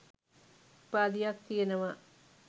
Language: Sinhala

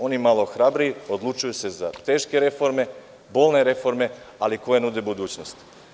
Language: Serbian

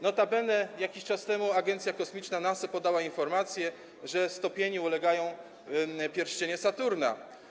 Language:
Polish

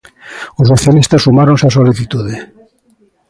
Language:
Galician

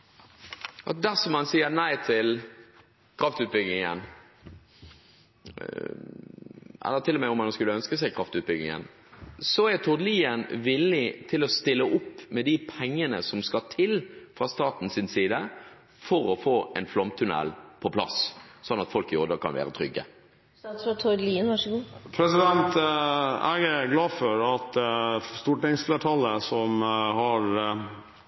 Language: Norwegian Bokmål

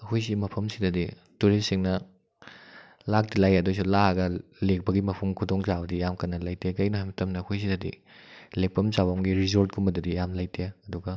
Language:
Manipuri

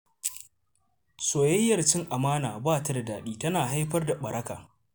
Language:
Hausa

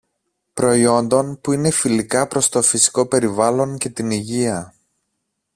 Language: Greek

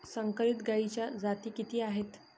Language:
Marathi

